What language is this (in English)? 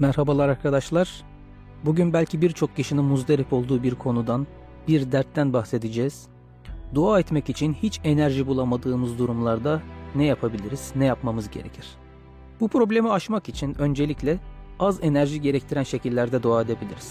Turkish